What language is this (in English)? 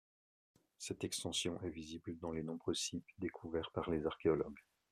French